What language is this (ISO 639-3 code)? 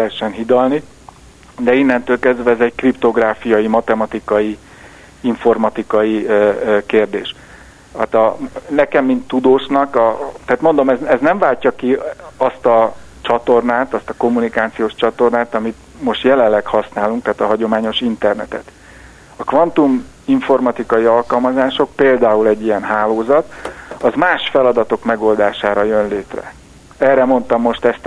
hun